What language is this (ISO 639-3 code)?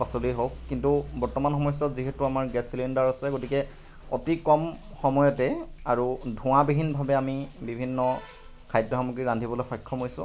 asm